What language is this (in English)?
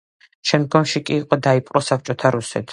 Georgian